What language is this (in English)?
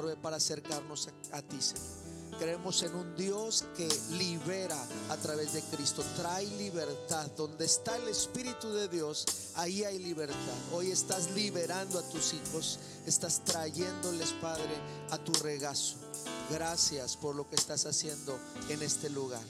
Spanish